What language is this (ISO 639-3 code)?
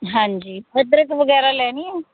pan